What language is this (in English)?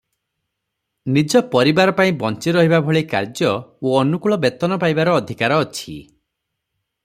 Odia